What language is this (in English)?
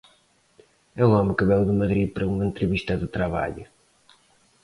Galician